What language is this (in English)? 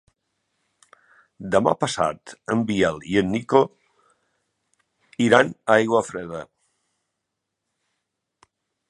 Catalan